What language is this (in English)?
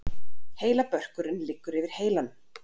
Icelandic